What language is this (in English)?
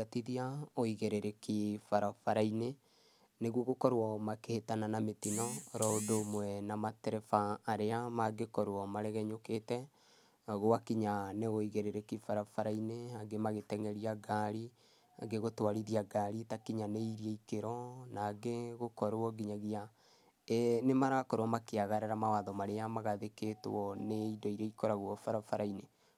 Kikuyu